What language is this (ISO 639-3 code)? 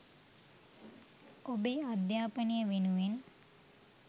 sin